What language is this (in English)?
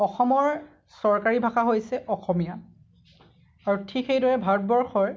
Assamese